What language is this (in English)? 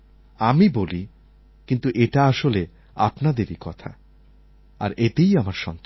Bangla